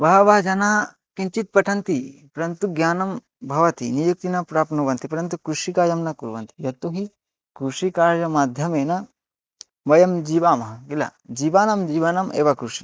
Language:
Sanskrit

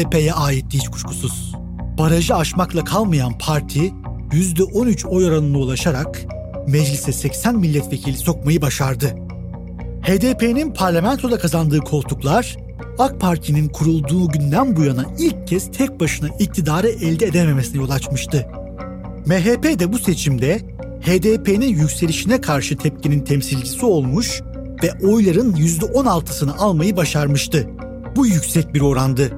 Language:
Turkish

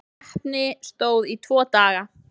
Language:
Icelandic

